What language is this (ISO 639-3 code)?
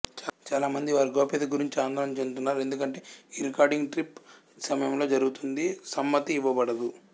tel